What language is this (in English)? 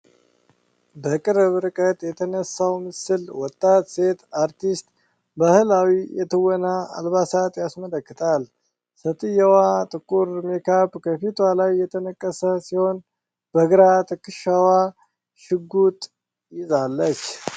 Amharic